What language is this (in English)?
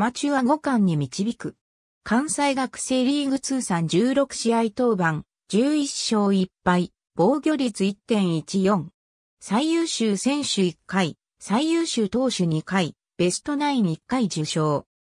Japanese